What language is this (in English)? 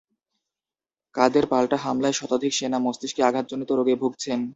Bangla